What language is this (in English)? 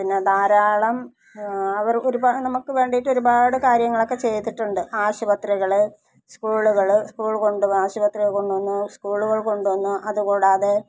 Malayalam